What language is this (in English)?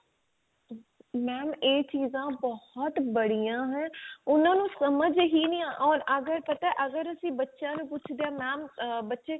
Punjabi